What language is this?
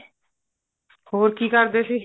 Punjabi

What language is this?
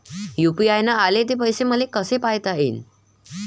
Marathi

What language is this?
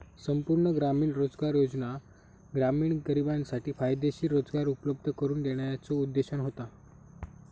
Marathi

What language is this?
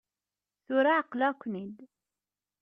Kabyle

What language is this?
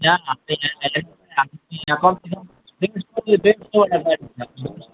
Nepali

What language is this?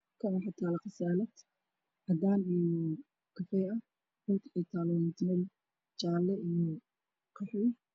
Somali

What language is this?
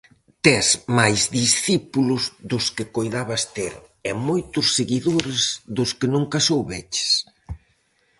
Galician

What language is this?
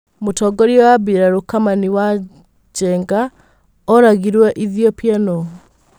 Kikuyu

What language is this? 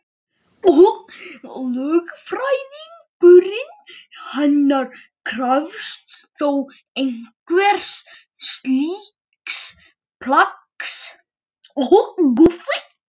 Icelandic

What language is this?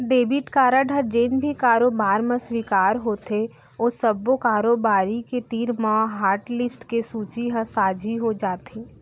Chhattisgarhi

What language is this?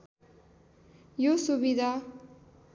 Nepali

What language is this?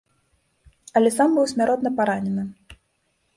Belarusian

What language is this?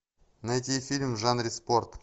Russian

